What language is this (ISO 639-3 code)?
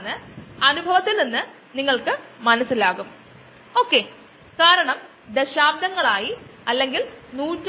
mal